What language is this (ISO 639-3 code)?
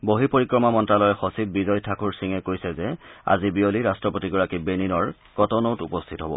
asm